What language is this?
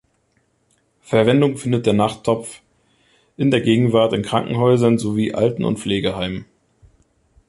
German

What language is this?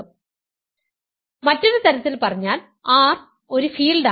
Malayalam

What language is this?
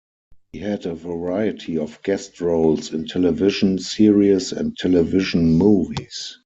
English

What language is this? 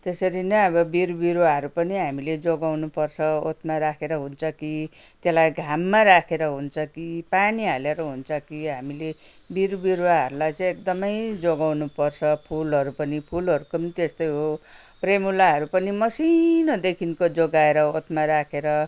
Nepali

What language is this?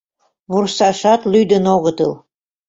Mari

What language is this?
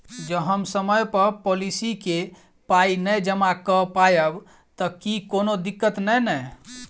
Maithili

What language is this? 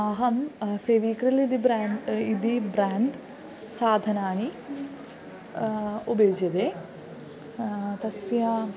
Sanskrit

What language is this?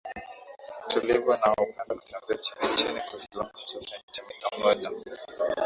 Swahili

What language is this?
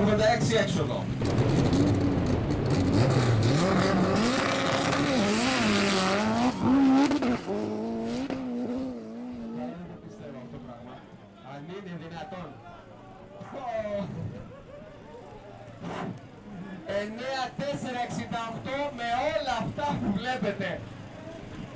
Greek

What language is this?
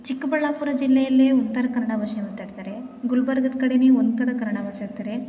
Kannada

